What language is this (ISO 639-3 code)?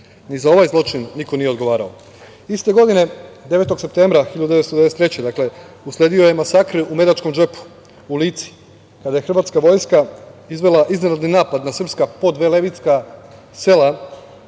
srp